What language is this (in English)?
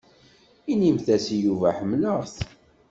Kabyle